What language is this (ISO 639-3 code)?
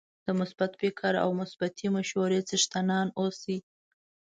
pus